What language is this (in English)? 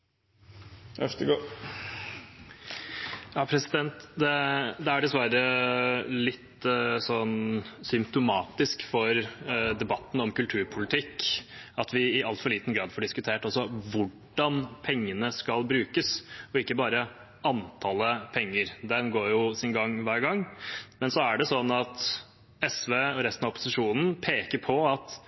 Norwegian